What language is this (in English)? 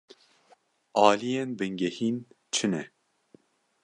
Kurdish